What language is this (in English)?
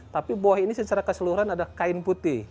Indonesian